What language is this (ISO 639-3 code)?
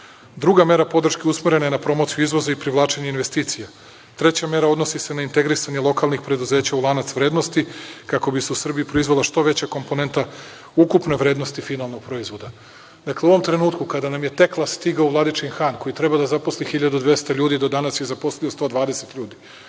srp